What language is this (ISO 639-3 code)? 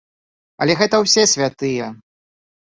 bel